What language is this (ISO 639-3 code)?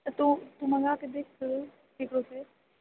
mai